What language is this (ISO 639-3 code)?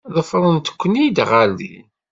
kab